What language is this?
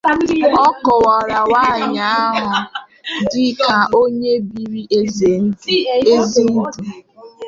Igbo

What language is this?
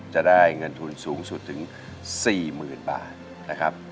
Thai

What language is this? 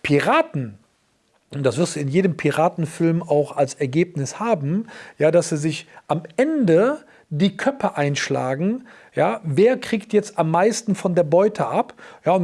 German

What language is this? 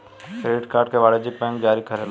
Bhojpuri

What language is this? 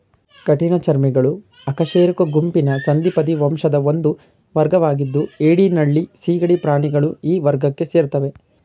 Kannada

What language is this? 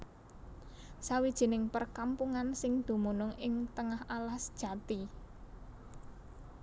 Javanese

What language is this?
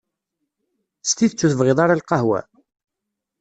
Kabyle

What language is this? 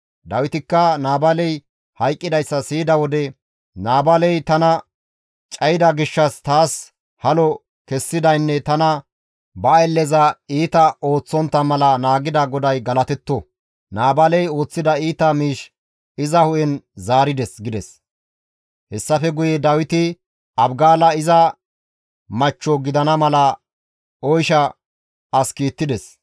Gamo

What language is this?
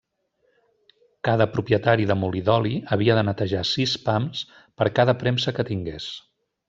Catalan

